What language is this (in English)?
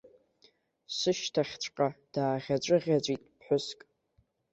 Abkhazian